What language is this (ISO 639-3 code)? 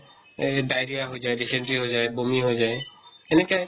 asm